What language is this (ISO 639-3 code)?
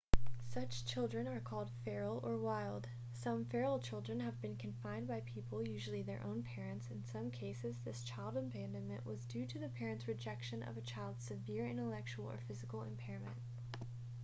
eng